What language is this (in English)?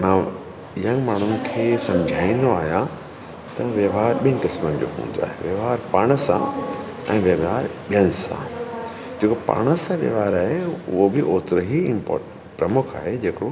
Sindhi